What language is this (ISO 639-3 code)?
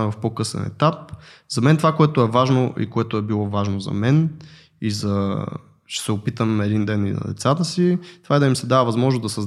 bul